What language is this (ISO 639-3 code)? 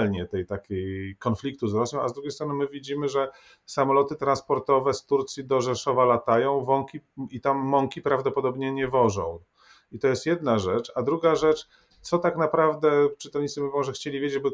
pol